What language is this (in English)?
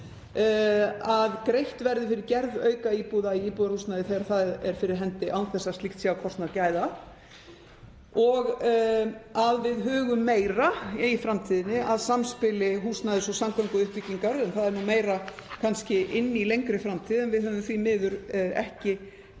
Icelandic